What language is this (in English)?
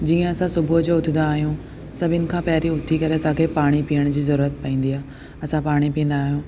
Sindhi